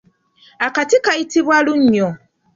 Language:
Ganda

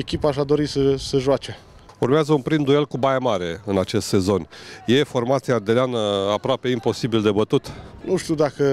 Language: Romanian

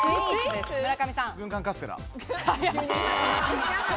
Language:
Japanese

